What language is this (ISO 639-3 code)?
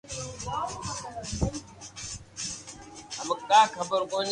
lrk